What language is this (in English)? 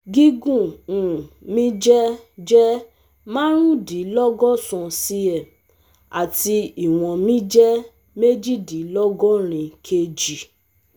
Yoruba